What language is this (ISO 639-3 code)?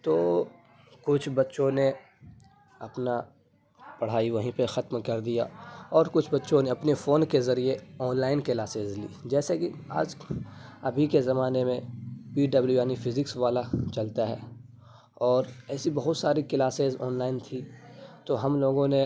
urd